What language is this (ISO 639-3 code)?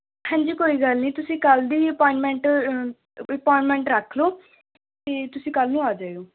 pan